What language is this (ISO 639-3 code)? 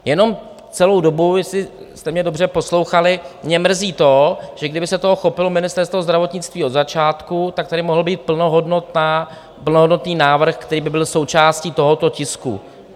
ces